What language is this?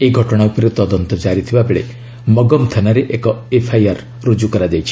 Odia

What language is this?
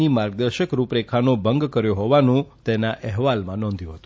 Gujarati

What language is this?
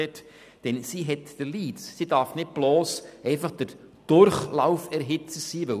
Swiss German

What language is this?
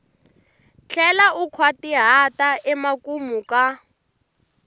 Tsonga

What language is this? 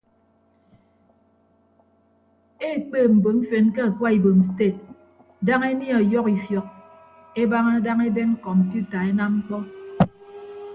Ibibio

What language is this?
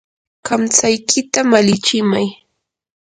Yanahuanca Pasco Quechua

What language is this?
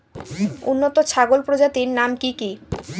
Bangla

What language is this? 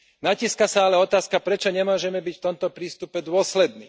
Slovak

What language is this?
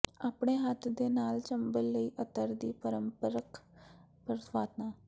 Punjabi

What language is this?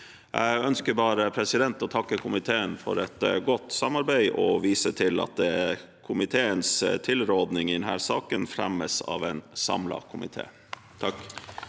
Norwegian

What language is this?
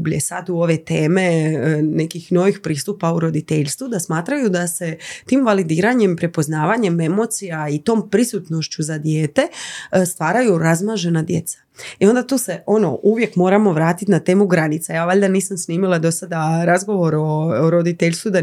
Croatian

